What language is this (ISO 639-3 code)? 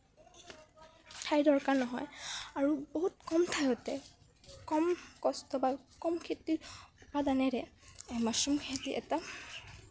asm